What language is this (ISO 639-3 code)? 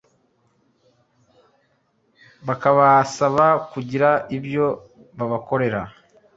kin